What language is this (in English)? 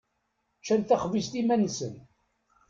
Kabyle